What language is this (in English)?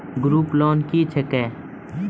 Maithili